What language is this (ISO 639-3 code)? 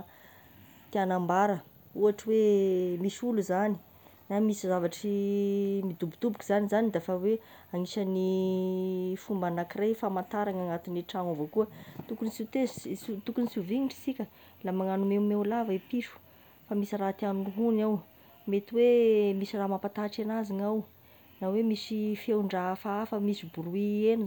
tkg